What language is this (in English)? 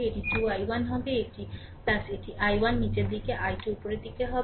Bangla